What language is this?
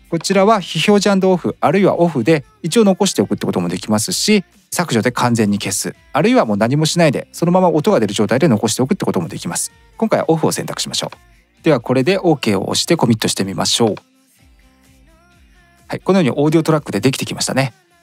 Japanese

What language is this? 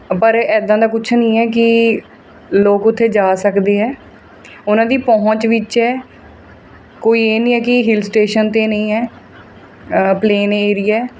Punjabi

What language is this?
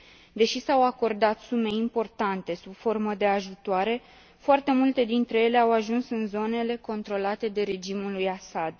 Romanian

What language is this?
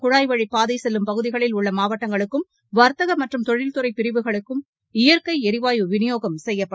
Tamil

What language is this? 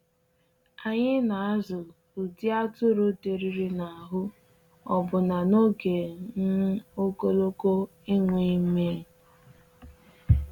Igbo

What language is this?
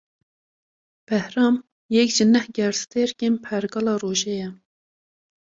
Kurdish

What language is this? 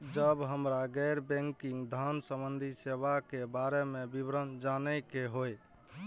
Maithili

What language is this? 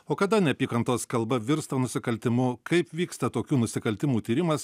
Lithuanian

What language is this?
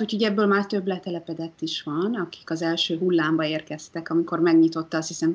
Hungarian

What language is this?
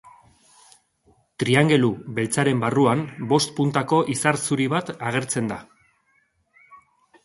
Basque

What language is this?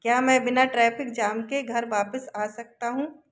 Hindi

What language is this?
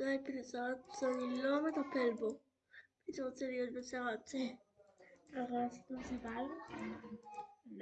Spanish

